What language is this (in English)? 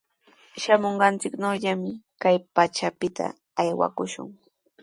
Sihuas Ancash Quechua